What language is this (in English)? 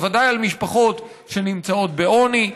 Hebrew